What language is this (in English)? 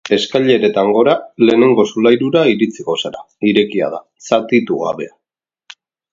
Basque